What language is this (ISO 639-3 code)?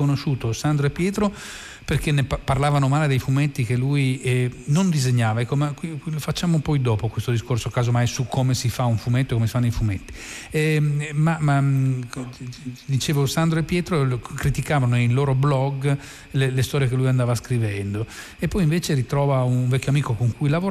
ita